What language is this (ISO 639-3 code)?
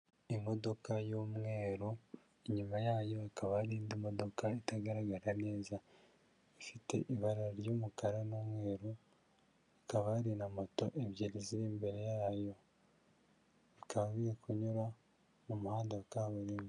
kin